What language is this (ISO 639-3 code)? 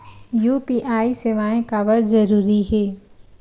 hne